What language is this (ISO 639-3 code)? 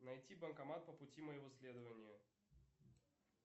rus